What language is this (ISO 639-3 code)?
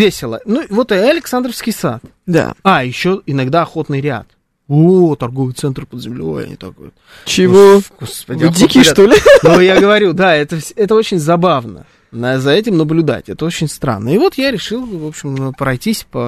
rus